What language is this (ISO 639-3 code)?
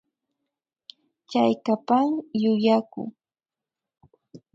qvi